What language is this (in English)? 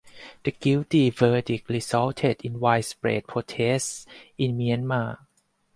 English